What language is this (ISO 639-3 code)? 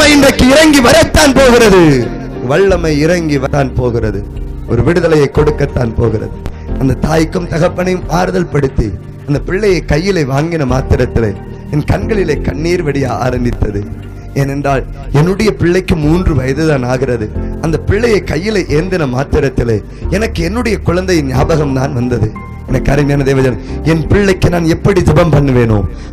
tam